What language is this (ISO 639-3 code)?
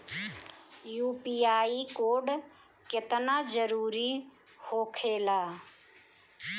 bho